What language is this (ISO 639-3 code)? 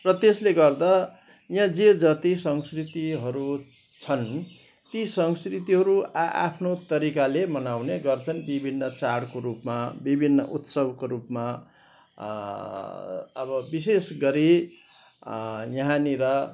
nep